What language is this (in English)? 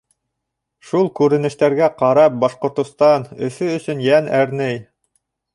Bashkir